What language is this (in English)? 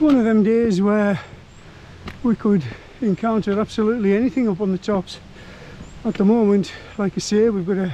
English